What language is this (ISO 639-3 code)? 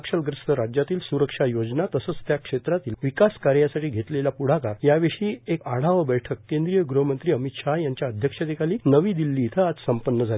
mar